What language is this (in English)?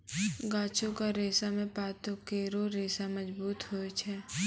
Maithili